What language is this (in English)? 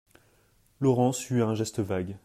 French